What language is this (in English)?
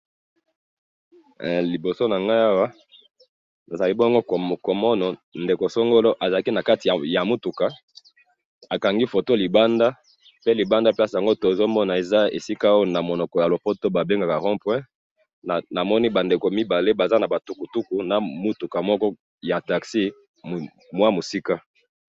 Lingala